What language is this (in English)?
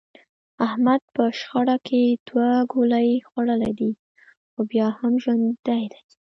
Pashto